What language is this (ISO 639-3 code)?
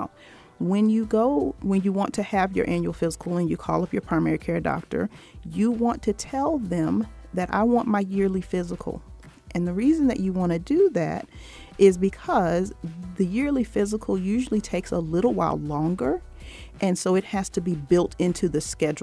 eng